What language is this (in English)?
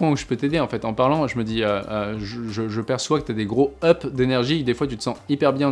French